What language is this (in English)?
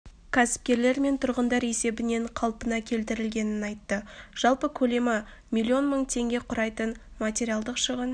Kazakh